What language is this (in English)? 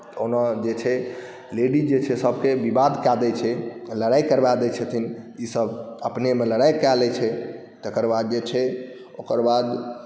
Maithili